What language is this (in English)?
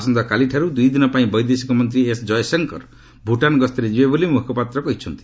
Odia